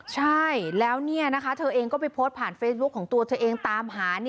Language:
Thai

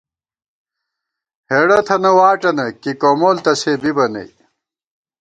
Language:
Gawar-Bati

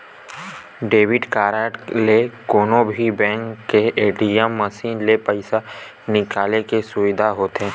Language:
Chhattisgarhi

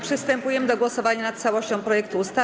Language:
Polish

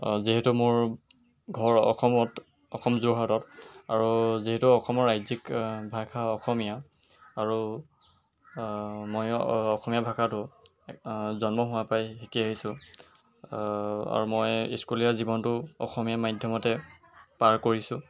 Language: Assamese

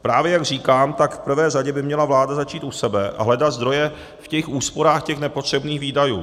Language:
Czech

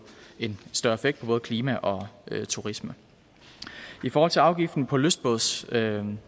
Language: Danish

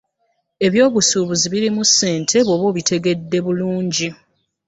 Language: Ganda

